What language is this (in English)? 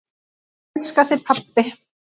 Icelandic